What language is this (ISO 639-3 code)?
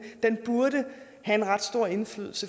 dan